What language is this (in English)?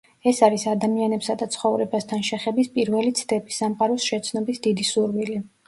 Georgian